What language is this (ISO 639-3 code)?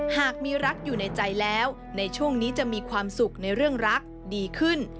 tha